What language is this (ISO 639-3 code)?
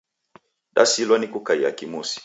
dav